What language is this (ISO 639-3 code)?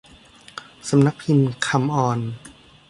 tha